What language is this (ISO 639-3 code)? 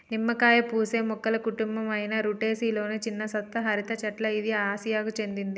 tel